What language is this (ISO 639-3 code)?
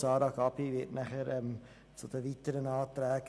gsw